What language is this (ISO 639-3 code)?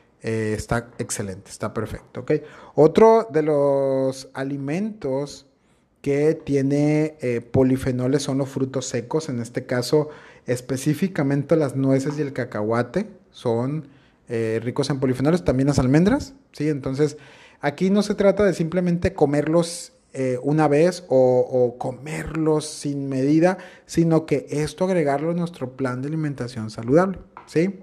spa